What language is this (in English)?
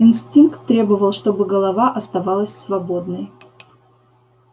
Russian